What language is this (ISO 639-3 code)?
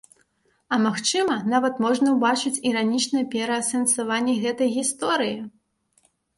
bel